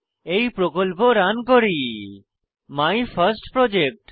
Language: Bangla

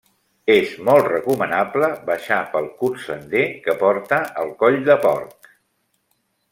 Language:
Catalan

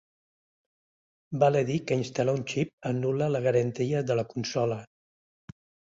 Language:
Catalan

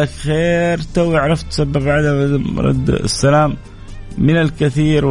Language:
Arabic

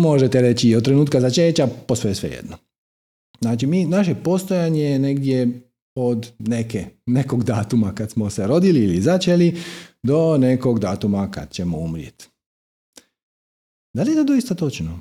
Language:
Croatian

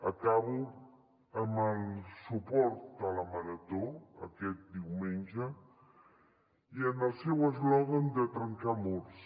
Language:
Catalan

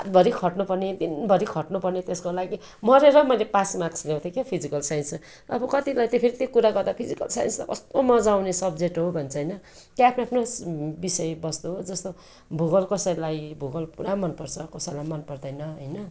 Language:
Nepali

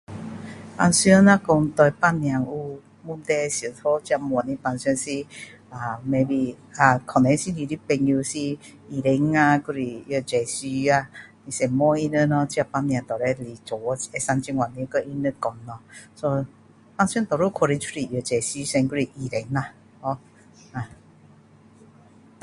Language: Min Dong Chinese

